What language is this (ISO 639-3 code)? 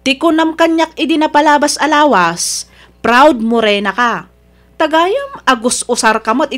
fil